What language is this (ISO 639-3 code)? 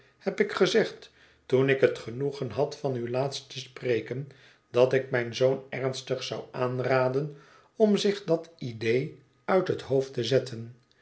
nld